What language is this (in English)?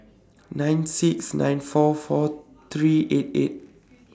English